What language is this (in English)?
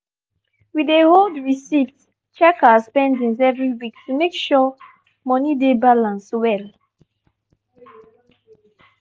Nigerian Pidgin